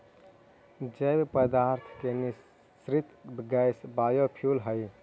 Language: Magahi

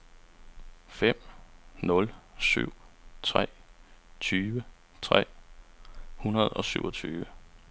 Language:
Danish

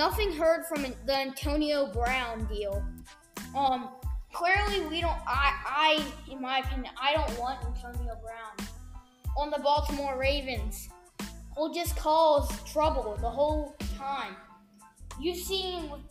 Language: English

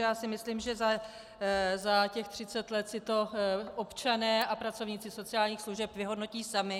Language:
Czech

